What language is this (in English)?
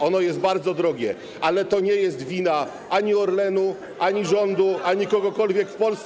Polish